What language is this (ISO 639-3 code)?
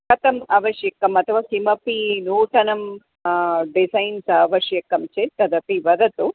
san